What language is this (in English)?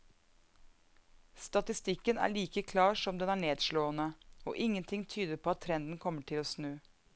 Norwegian